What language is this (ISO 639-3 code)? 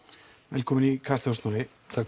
isl